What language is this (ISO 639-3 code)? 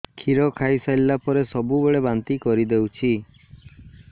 ori